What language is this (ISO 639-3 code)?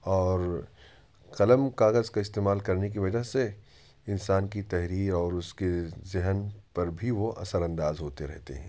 urd